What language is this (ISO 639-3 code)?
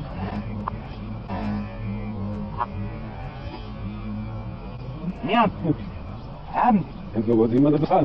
lav